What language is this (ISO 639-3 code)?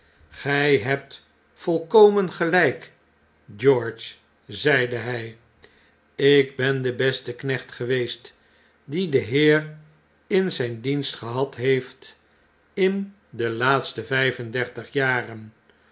nld